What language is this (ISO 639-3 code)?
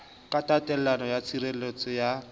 sot